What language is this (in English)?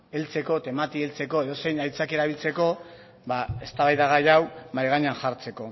Basque